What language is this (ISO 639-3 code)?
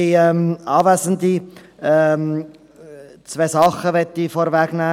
gsw